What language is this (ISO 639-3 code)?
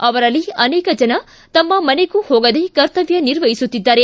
kan